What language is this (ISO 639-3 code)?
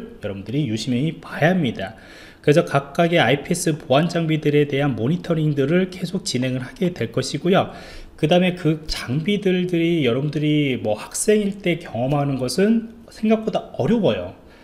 kor